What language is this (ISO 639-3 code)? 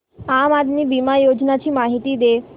mar